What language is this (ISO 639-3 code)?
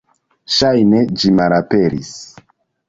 epo